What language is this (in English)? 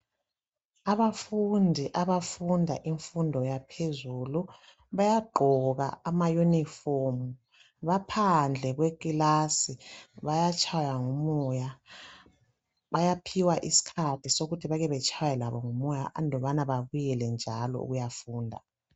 North Ndebele